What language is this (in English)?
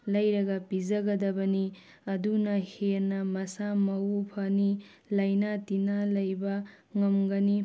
Manipuri